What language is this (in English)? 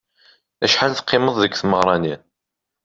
Kabyle